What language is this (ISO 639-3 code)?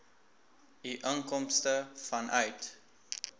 afr